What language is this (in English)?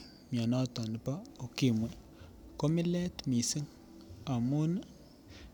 Kalenjin